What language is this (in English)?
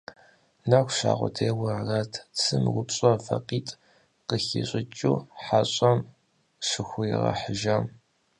Kabardian